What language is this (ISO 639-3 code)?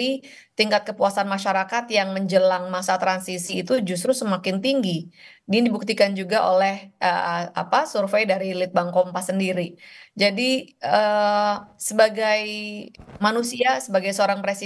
ind